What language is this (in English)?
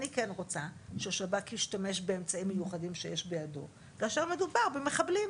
Hebrew